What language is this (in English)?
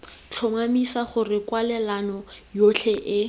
Tswana